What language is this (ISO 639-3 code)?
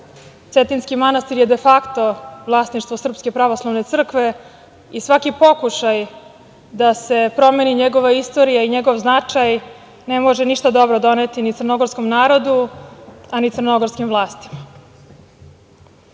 srp